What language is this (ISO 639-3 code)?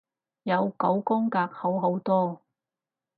yue